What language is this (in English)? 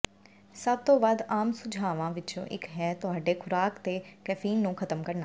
Punjabi